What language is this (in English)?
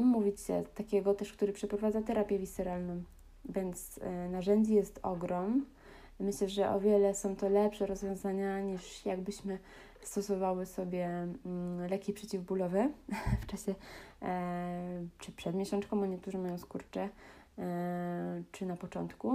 Polish